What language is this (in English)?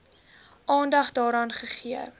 Afrikaans